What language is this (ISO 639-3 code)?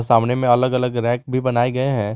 hin